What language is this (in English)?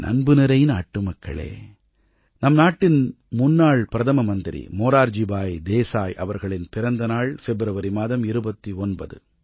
Tamil